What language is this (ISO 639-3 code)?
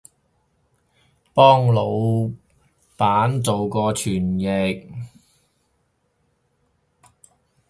yue